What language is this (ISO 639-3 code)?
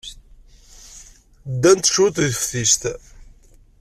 kab